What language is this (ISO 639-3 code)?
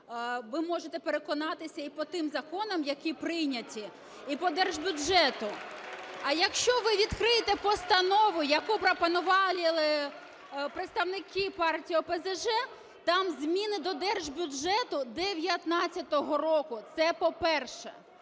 ukr